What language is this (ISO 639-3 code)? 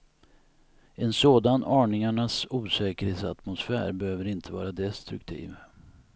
swe